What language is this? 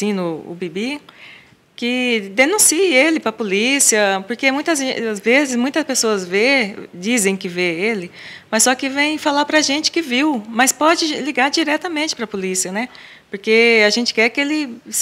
Portuguese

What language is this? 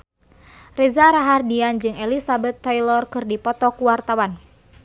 Sundanese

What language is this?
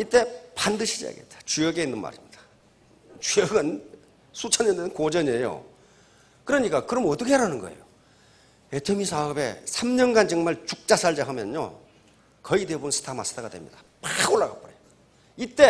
Korean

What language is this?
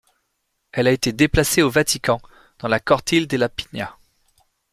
French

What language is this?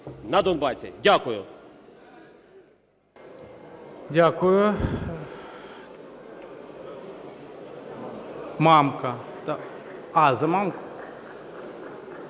Ukrainian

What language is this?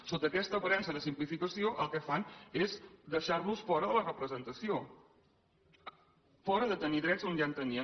Catalan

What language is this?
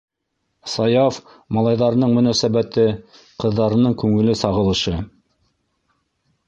Bashkir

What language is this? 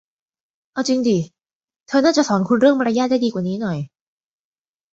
Thai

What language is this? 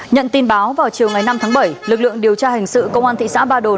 Vietnamese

